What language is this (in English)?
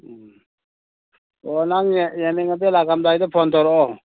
Manipuri